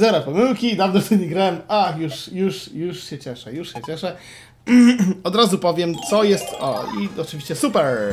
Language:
Polish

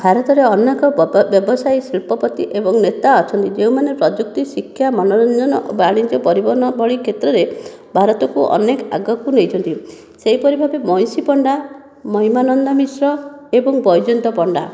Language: Odia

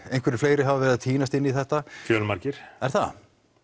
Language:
Icelandic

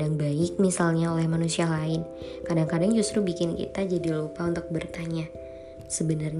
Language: Indonesian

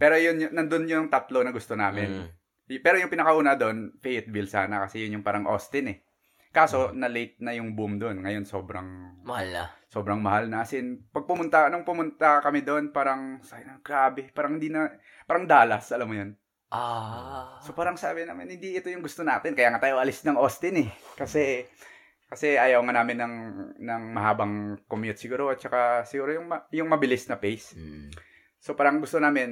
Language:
Filipino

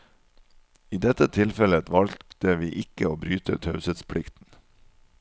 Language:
Norwegian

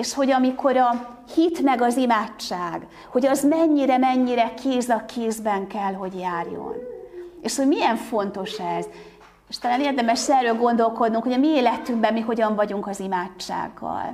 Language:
Hungarian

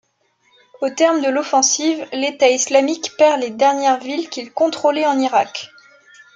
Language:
French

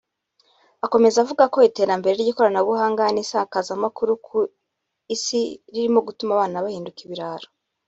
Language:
Kinyarwanda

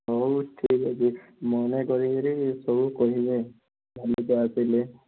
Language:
Odia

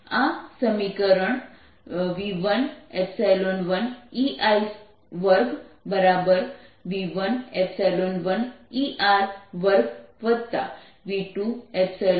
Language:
Gujarati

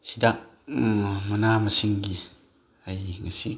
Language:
Manipuri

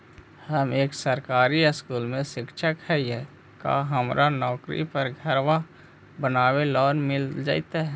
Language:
Magahi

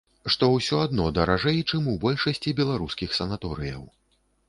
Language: Belarusian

